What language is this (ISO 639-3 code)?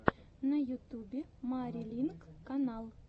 rus